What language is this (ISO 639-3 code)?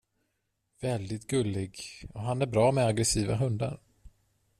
swe